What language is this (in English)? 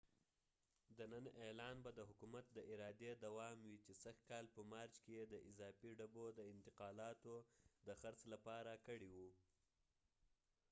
Pashto